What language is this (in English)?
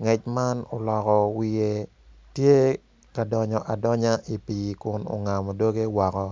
Acoli